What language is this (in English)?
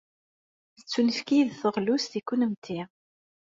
Kabyle